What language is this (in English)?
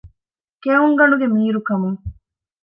Divehi